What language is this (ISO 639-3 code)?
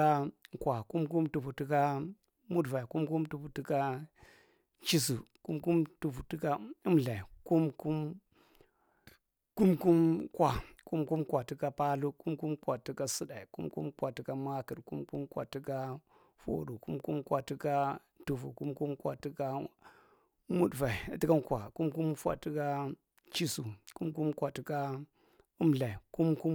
mrt